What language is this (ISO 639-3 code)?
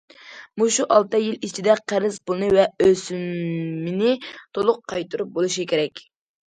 uig